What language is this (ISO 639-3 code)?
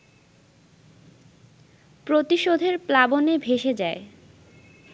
ben